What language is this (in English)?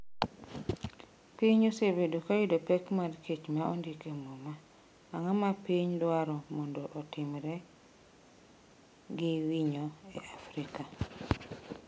Luo (Kenya and Tanzania)